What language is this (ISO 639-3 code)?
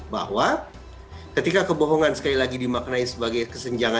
ind